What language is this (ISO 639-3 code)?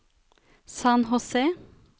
nor